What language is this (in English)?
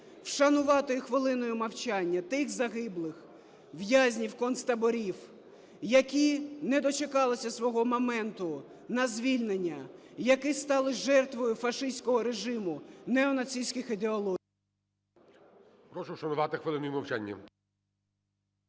Ukrainian